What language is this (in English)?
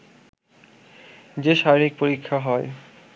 Bangla